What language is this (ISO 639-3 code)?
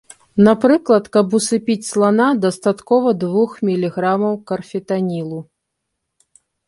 bel